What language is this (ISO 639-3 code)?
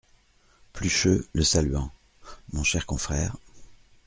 fra